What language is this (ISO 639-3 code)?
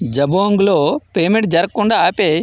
tel